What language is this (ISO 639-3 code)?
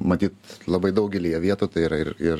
lit